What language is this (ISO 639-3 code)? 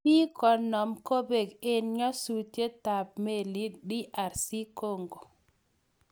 kln